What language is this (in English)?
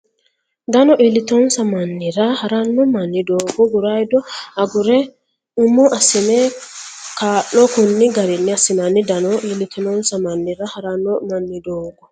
Sidamo